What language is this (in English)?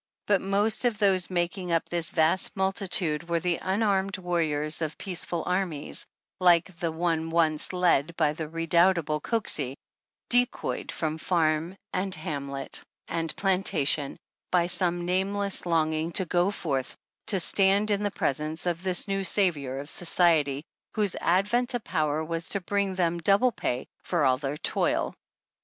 English